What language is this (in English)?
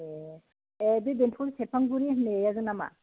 Bodo